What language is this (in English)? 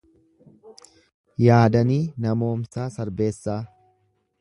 Oromo